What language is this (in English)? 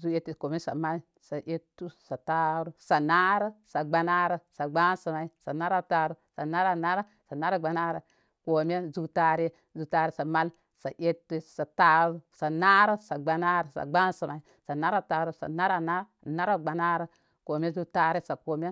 Koma